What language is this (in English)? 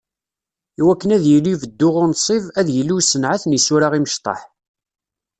Kabyle